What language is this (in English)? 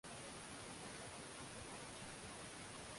Swahili